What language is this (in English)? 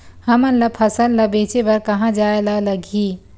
Chhattisgarhi